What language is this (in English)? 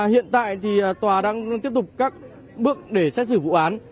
Vietnamese